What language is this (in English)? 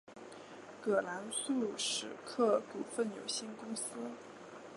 Chinese